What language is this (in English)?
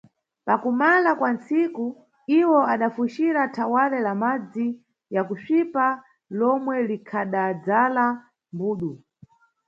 Nyungwe